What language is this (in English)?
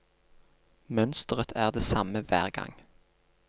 Norwegian